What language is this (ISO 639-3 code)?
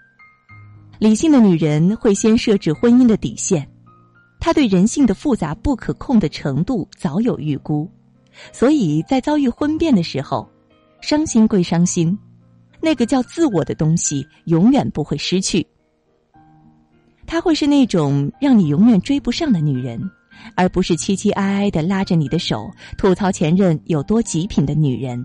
zho